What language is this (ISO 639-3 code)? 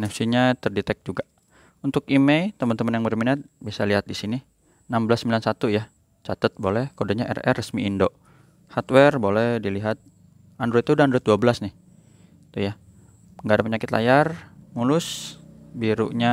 ind